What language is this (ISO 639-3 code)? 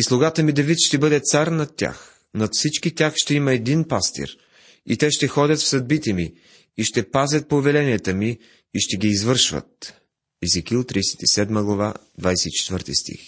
bul